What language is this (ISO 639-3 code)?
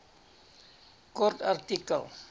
afr